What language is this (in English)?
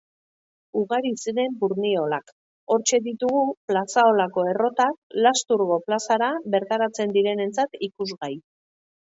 Basque